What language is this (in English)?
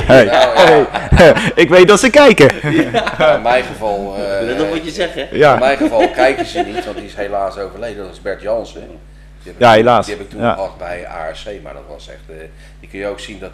Dutch